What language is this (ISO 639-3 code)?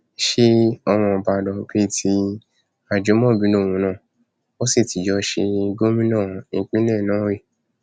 yor